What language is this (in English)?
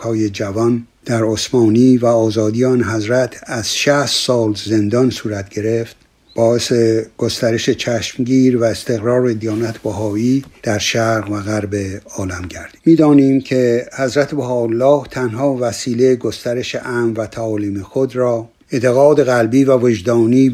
Persian